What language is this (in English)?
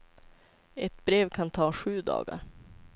Swedish